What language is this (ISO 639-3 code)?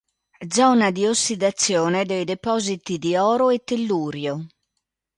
ita